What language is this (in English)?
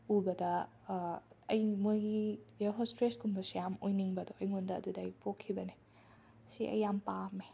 Manipuri